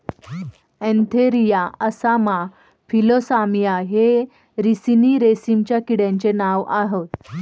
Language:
Marathi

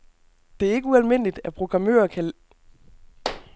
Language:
Danish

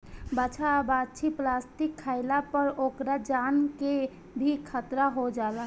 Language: Bhojpuri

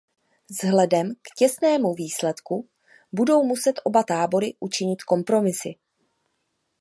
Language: Czech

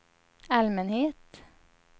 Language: Swedish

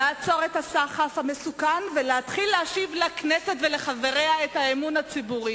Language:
Hebrew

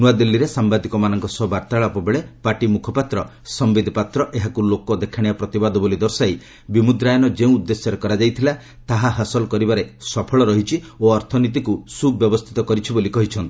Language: Odia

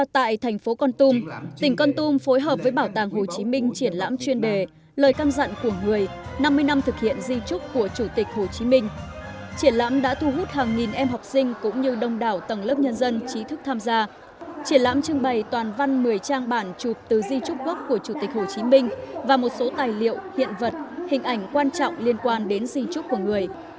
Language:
Vietnamese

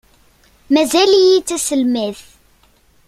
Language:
Kabyle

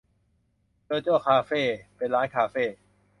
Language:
Thai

